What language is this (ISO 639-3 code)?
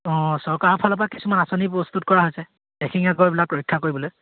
asm